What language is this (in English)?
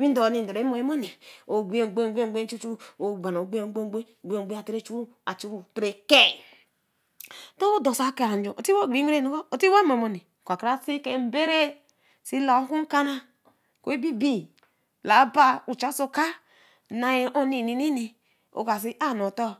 Eleme